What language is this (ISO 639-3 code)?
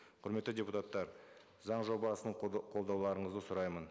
kaz